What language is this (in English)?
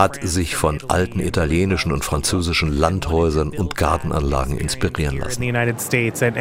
German